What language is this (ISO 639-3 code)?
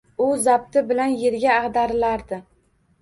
uzb